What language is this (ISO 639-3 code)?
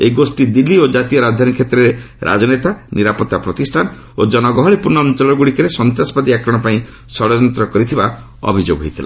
ori